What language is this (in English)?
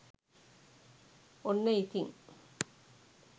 Sinhala